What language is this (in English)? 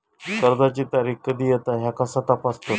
Marathi